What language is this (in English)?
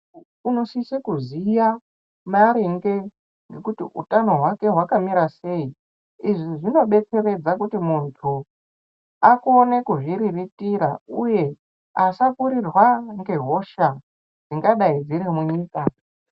Ndau